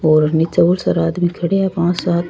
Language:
Rajasthani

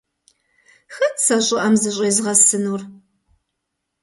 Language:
Kabardian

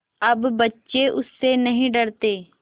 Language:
Hindi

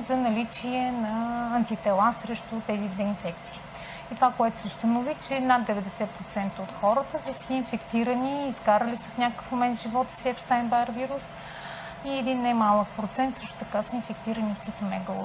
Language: Bulgarian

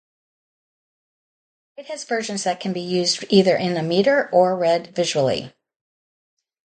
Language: English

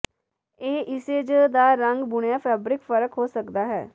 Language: Punjabi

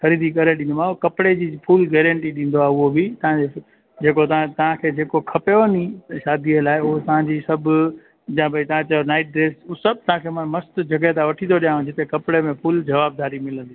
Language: Sindhi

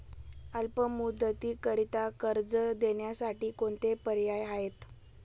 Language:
Marathi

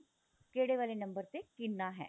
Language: Punjabi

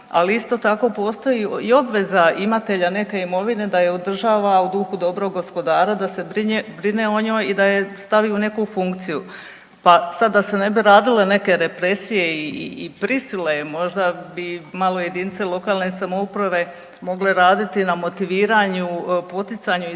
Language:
Croatian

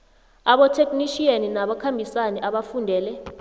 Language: South Ndebele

